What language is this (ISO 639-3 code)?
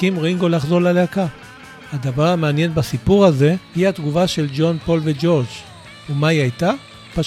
heb